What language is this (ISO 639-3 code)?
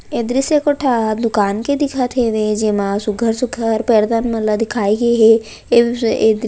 hne